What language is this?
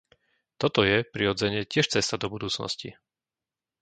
Slovak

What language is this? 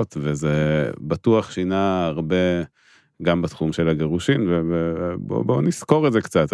Hebrew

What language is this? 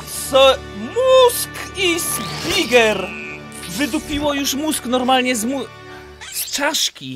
Polish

